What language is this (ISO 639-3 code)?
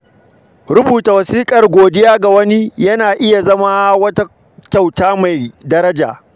hau